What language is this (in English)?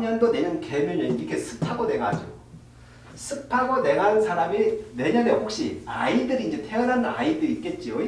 Korean